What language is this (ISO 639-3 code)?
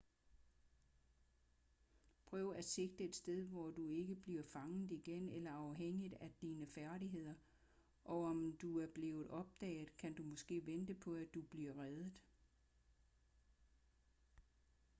dan